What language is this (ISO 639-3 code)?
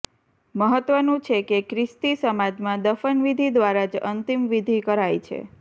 guj